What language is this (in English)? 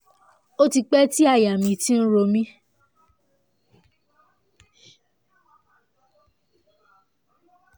Yoruba